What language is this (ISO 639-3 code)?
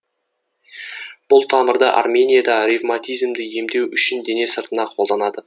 kaz